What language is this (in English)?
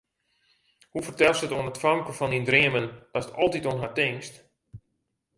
Western Frisian